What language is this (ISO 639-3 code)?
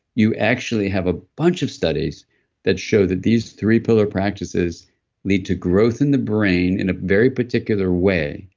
eng